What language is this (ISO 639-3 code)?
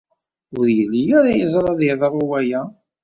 kab